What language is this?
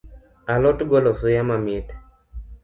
Luo (Kenya and Tanzania)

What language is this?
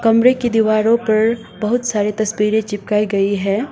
Hindi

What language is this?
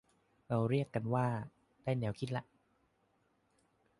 Thai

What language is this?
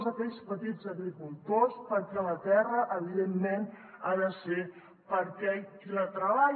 Catalan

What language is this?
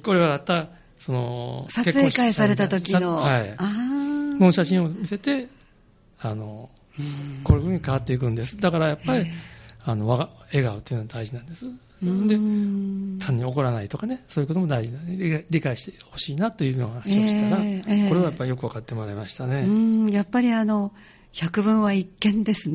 Japanese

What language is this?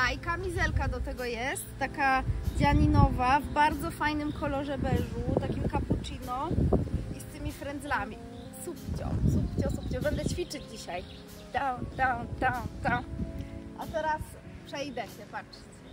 Polish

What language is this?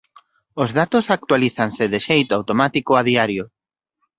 Galician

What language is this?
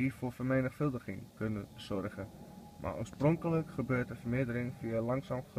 Dutch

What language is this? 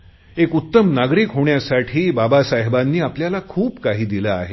Marathi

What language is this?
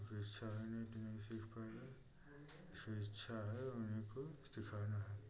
Hindi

